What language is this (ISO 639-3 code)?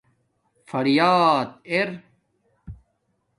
dmk